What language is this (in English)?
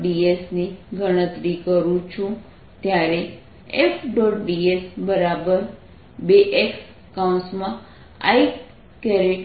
Gujarati